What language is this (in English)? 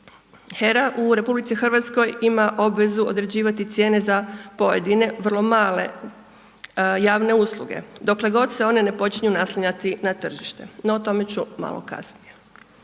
Croatian